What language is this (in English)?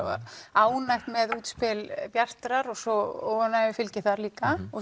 Icelandic